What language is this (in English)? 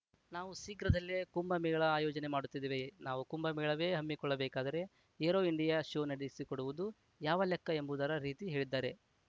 Kannada